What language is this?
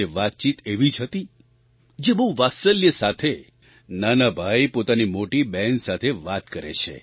Gujarati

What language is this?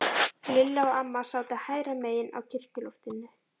Icelandic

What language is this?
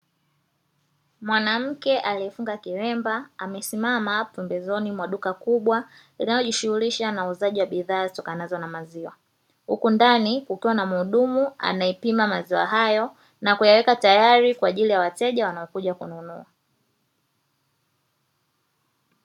Swahili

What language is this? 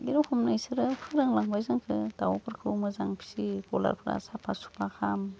Bodo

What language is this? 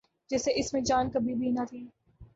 Urdu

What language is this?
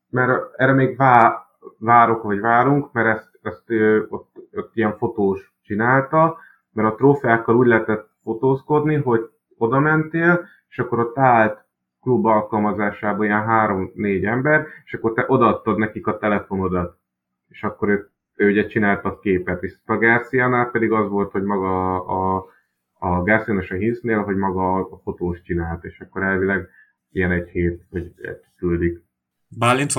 Hungarian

